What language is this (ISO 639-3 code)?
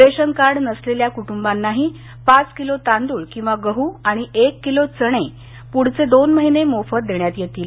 mar